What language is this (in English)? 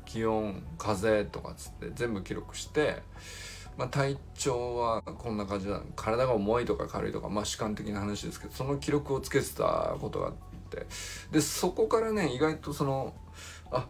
Japanese